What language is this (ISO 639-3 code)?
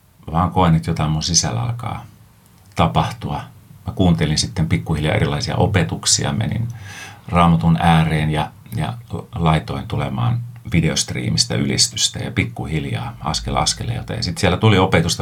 fin